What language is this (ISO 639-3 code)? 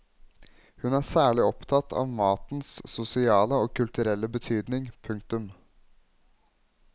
nor